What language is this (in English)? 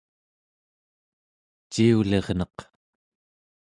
Central Yupik